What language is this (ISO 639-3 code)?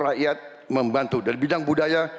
ind